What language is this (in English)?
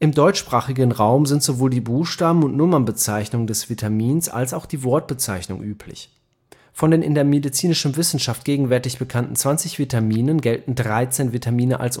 German